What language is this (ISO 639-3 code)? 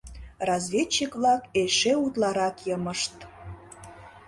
chm